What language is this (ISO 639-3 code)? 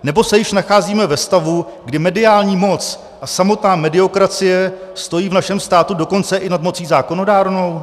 ces